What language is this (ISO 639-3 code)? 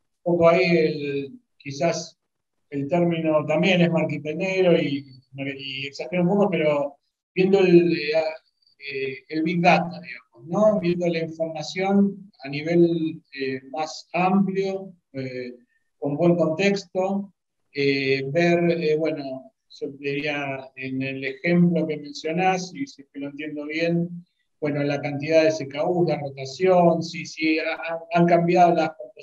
spa